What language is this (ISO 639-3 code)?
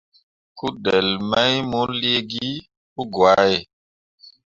mua